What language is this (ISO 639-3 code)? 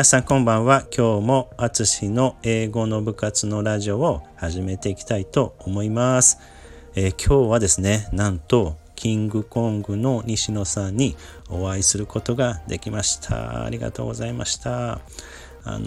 jpn